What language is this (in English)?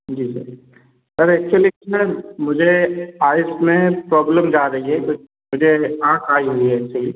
Hindi